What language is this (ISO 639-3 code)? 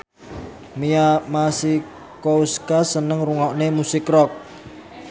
jav